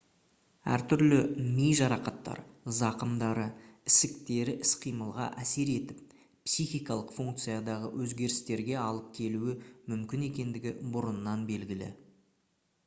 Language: Kazakh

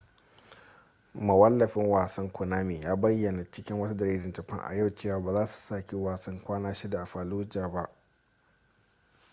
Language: Hausa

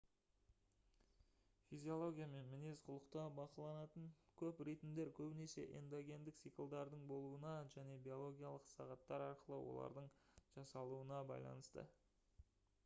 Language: Kazakh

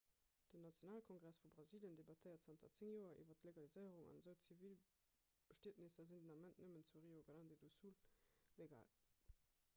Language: Luxembourgish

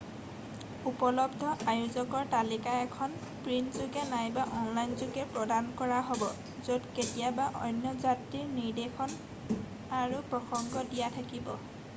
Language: Assamese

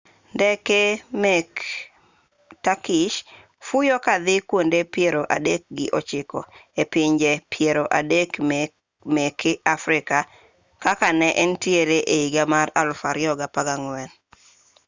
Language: Luo (Kenya and Tanzania)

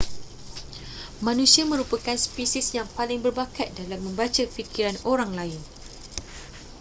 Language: Malay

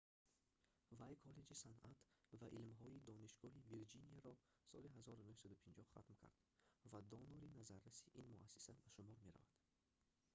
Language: Tajik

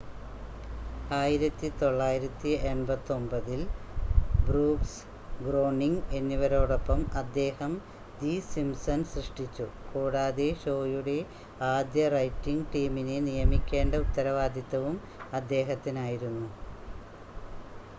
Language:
Malayalam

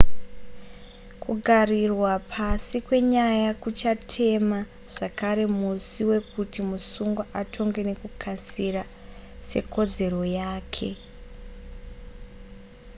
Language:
Shona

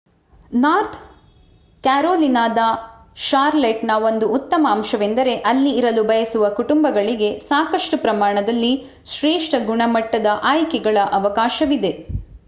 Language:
Kannada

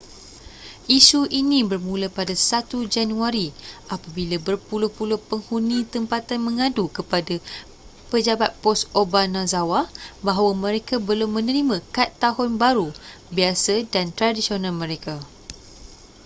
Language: Malay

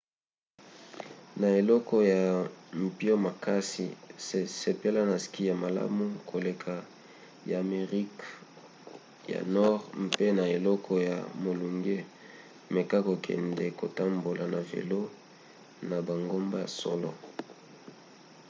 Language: Lingala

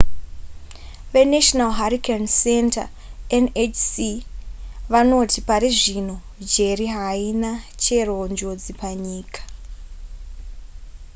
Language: Shona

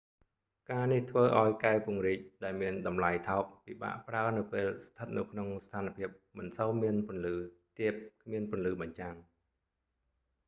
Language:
Khmer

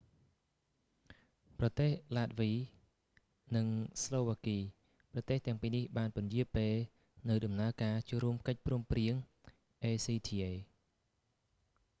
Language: Khmer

